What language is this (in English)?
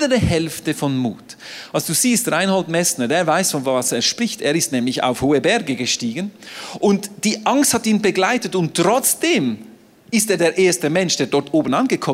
German